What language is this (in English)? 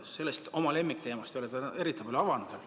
Estonian